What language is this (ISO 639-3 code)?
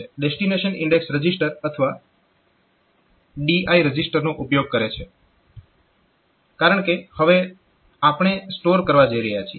guj